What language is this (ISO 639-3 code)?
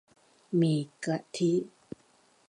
tha